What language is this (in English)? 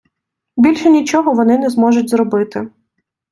Ukrainian